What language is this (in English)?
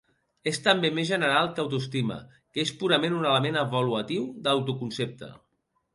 Catalan